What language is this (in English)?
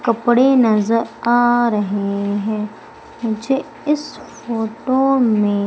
Hindi